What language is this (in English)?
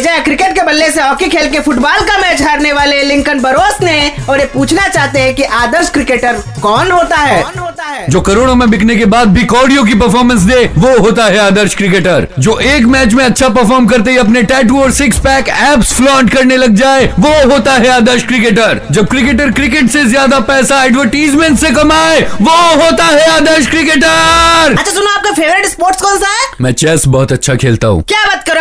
Hindi